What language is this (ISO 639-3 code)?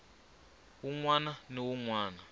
tso